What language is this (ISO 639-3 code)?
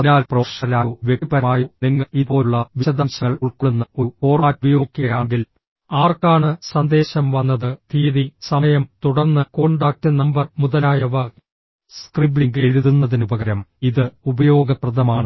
mal